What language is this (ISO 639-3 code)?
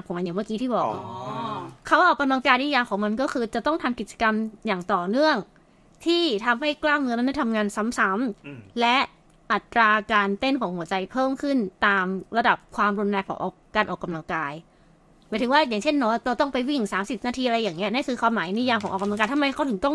tha